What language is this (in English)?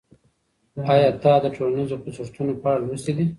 Pashto